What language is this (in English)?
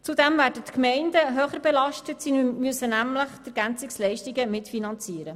Swiss German